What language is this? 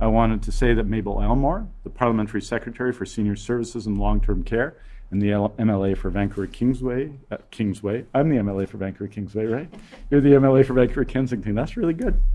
English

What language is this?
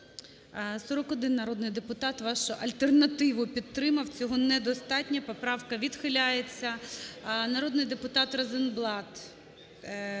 Ukrainian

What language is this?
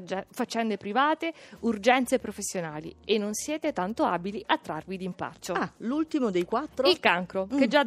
Italian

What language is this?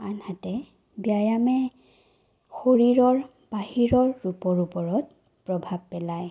Assamese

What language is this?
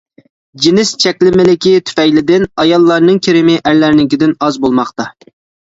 Uyghur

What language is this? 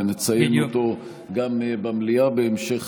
Hebrew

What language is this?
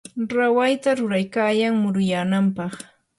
Yanahuanca Pasco Quechua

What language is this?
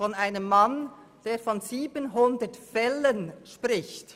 Swiss German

